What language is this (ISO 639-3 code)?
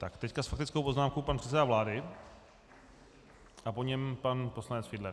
ces